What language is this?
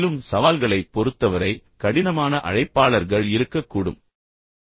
Tamil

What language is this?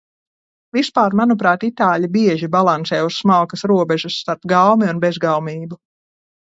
Latvian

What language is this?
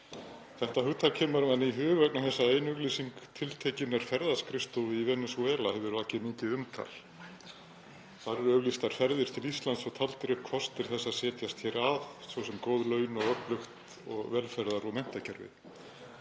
Icelandic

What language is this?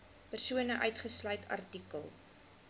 Afrikaans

